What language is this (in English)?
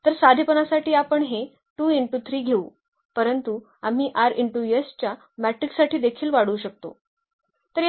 Marathi